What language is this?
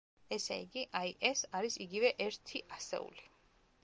Georgian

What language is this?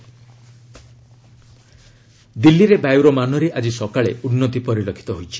Odia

